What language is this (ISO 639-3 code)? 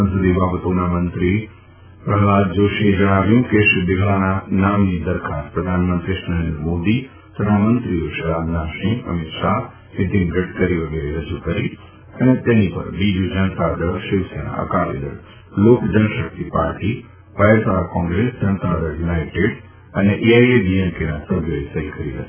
guj